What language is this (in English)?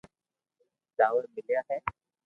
Loarki